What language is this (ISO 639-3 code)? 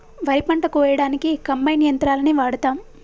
tel